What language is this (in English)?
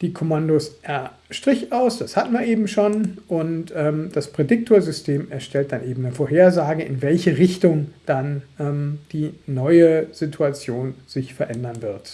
German